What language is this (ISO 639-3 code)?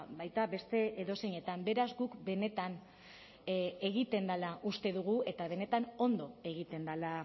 eus